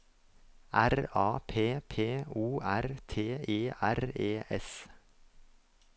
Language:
Norwegian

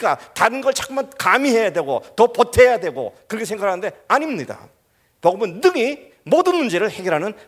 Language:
Korean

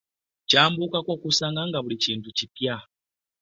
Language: Ganda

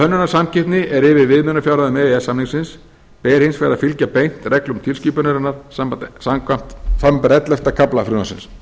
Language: Icelandic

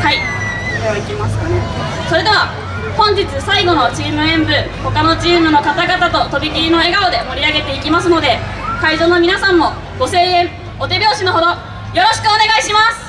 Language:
Japanese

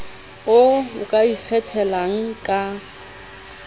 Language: Southern Sotho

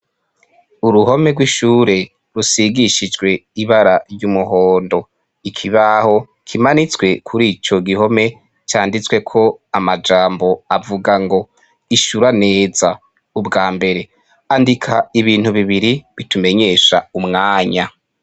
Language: Rundi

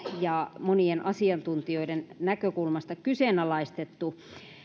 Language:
Finnish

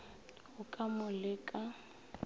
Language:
Northern Sotho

